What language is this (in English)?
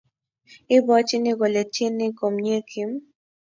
Kalenjin